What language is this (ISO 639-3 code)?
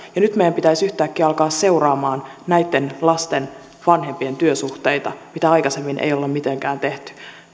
fin